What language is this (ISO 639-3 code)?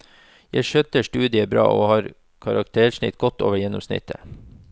nor